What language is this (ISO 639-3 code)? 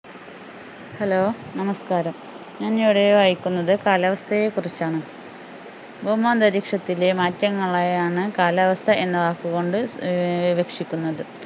mal